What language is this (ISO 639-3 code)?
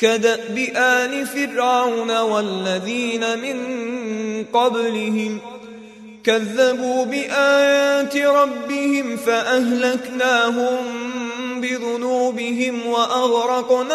ara